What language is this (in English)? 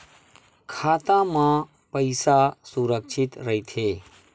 Chhattisgarhi